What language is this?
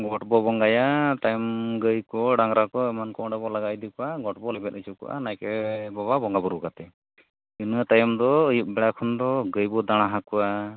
Santali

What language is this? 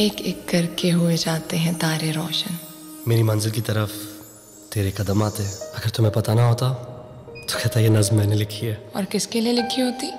Hindi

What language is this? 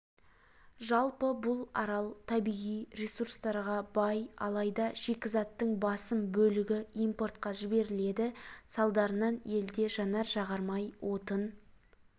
Kazakh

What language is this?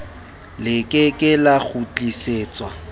Southern Sotho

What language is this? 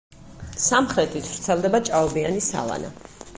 Georgian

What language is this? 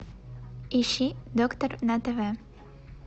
Russian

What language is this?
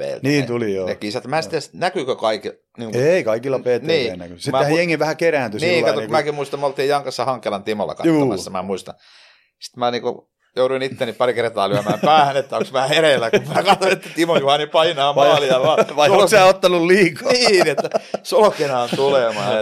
Finnish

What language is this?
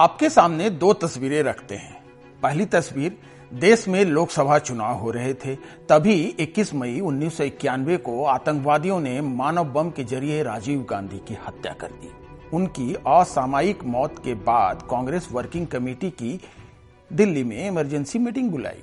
Hindi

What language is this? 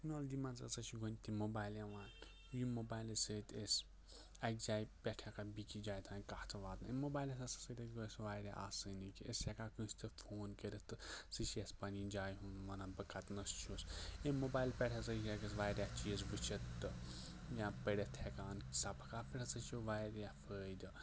Kashmiri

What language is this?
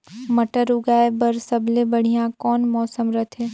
Chhattisgarhi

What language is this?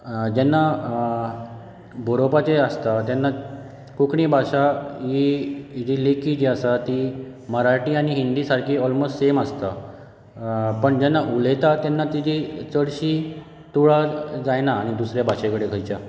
Konkani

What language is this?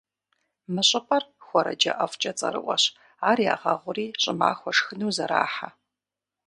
Kabardian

